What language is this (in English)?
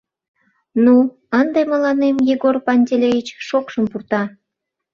Mari